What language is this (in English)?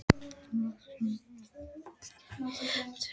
Icelandic